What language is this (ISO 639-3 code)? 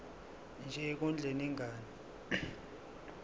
zul